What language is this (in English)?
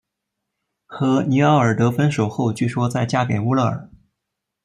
Chinese